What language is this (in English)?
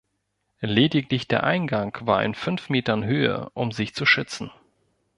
German